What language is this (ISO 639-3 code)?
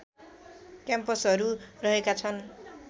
nep